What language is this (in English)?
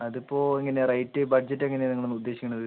Malayalam